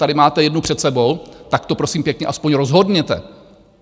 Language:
Czech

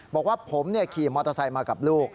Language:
Thai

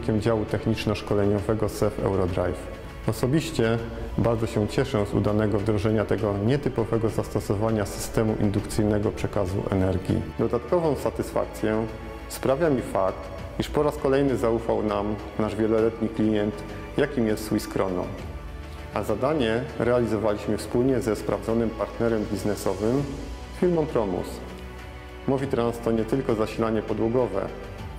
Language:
Polish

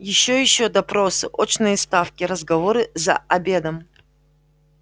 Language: Russian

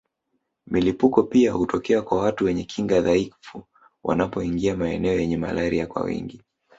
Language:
Swahili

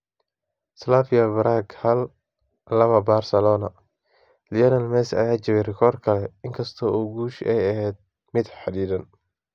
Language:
Somali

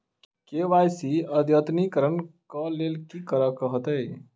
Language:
Maithili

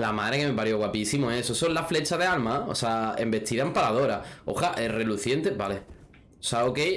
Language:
Spanish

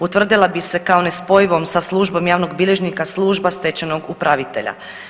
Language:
Croatian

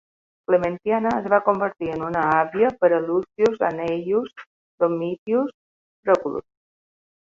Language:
Catalan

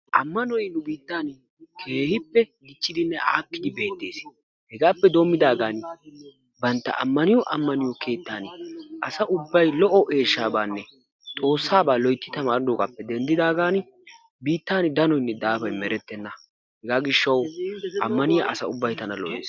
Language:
Wolaytta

